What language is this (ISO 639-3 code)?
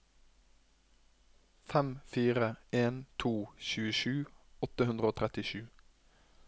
nor